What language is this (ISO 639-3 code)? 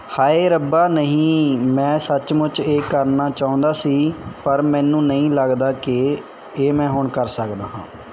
pan